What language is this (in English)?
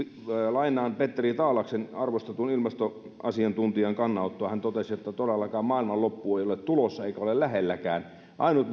Finnish